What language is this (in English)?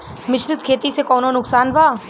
Bhojpuri